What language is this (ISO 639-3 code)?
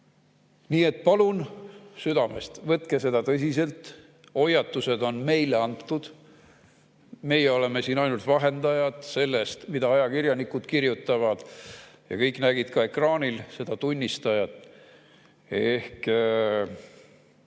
est